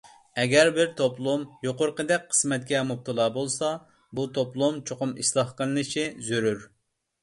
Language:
Uyghur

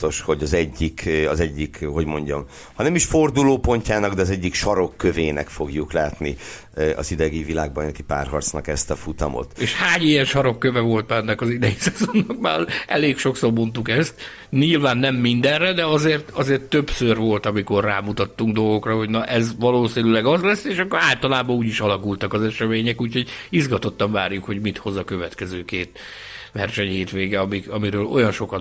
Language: Hungarian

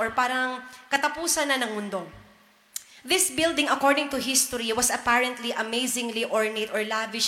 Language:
Filipino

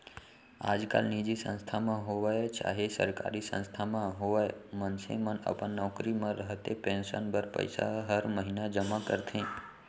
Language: Chhattisgarhi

